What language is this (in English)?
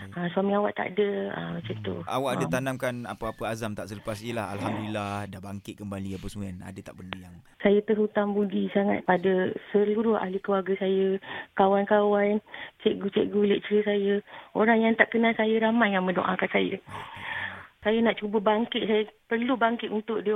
Malay